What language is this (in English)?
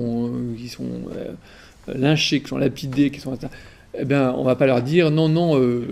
French